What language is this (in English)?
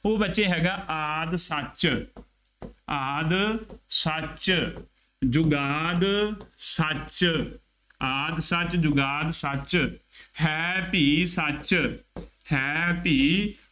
Punjabi